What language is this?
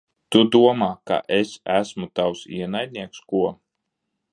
Latvian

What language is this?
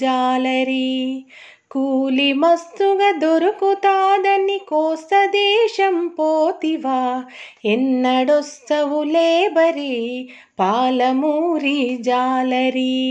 Telugu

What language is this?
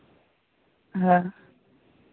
Santali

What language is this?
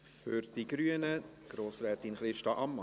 Swiss German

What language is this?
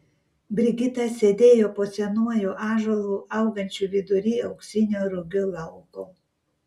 Lithuanian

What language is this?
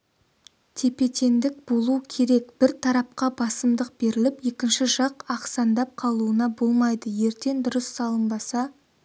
Kazakh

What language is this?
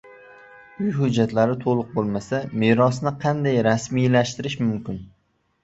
Uzbek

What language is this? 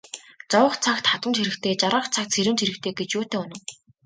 Mongolian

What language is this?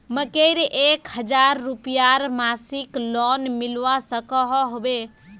Magahi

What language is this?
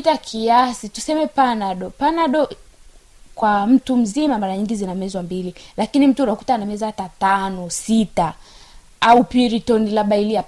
Swahili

